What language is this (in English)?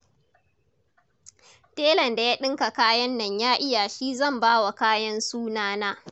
Hausa